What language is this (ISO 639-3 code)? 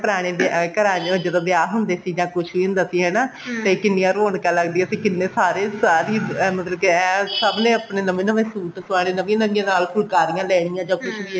pan